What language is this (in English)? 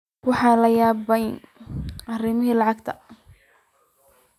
Somali